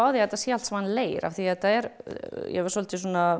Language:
Icelandic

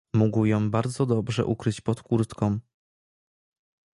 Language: Polish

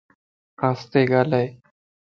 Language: Lasi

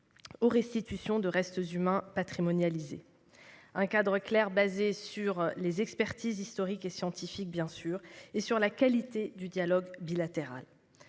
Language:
French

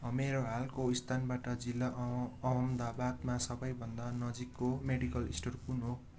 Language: Nepali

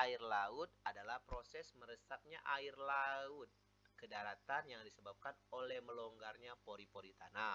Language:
Indonesian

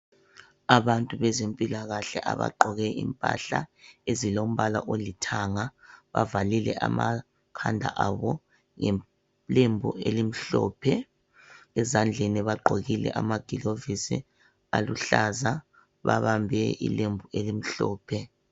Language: North Ndebele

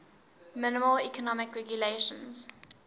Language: English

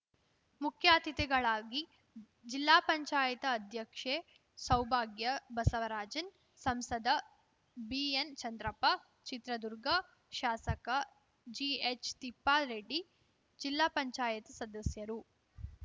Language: Kannada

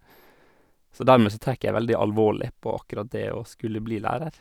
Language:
Norwegian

